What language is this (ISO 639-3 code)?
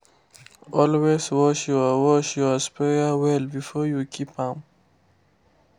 pcm